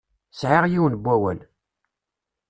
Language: Kabyle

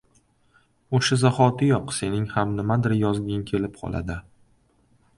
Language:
Uzbek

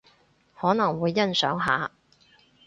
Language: Cantonese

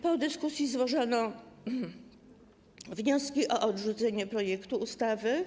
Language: Polish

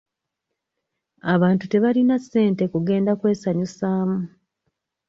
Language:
Ganda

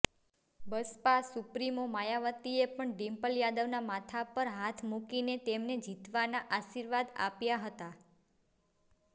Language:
Gujarati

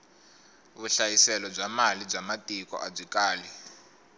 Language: Tsonga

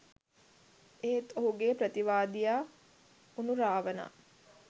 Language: Sinhala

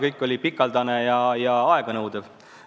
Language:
Estonian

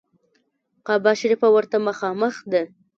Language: Pashto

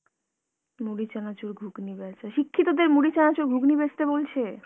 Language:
Bangla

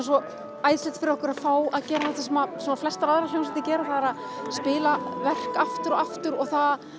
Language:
Icelandic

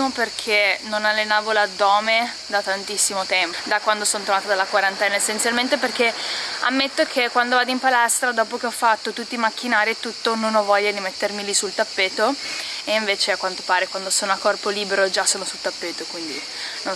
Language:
Italian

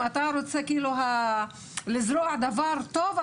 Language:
Hebrew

